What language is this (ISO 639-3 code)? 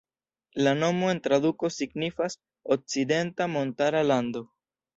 epo